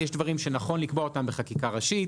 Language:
Hebrew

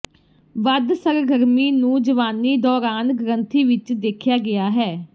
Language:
Punjabi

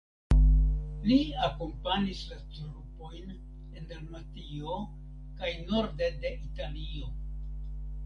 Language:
Esperanto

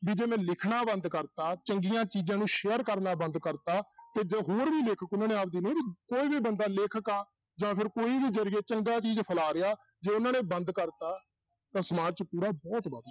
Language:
Punjabi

